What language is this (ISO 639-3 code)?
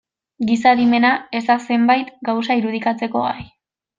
eus